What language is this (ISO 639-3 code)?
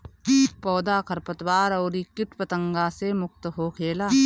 bho